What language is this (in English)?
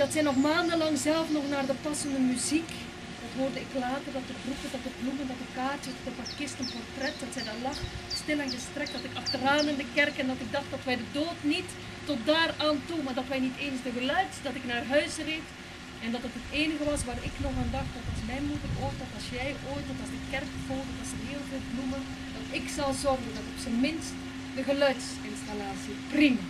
Dutch